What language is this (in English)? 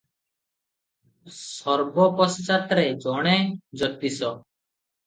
Odia